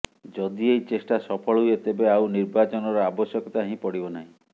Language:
Odia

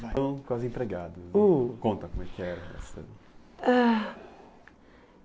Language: Portuguese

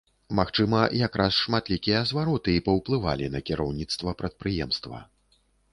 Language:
Belarusian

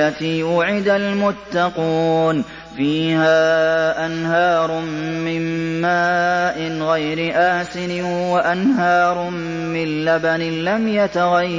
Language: Arabic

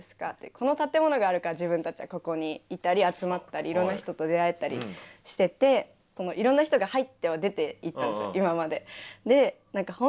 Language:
Japanese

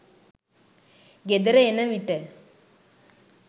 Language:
Sinhala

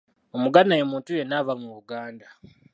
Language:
Ganda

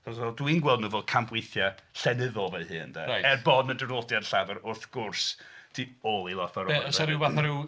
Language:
Welsh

